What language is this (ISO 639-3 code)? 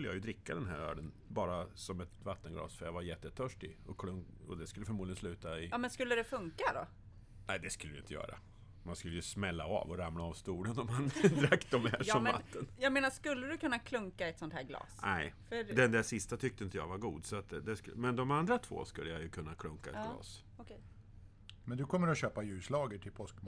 swe